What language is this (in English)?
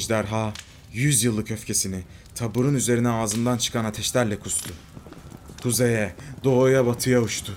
Turkish